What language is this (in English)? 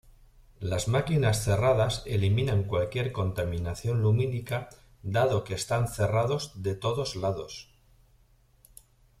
Spanish